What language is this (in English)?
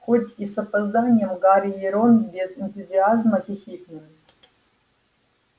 Russian